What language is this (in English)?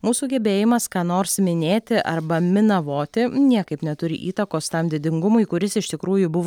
Lithuanian